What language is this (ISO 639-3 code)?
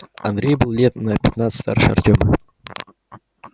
rus